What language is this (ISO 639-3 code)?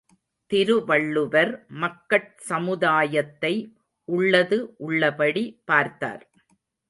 tam